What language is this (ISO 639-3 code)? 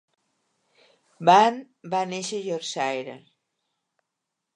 cat